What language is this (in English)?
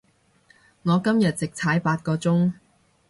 Cantonese